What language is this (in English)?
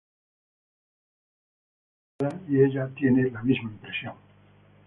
Spanish